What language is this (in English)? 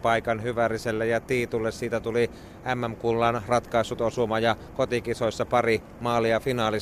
Finnish